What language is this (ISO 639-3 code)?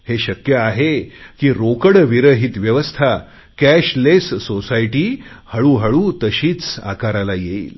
mar